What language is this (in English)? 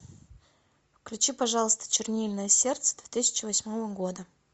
Russian